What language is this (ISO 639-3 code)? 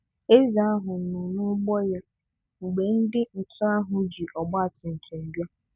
ibo